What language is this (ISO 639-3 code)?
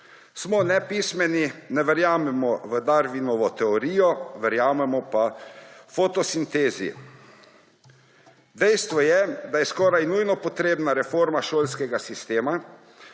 slv